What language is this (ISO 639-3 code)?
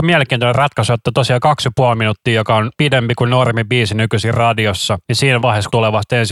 fin